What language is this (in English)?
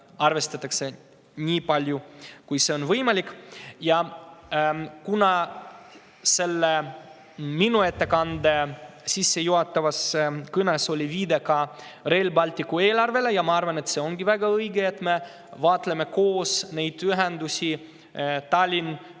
Estonian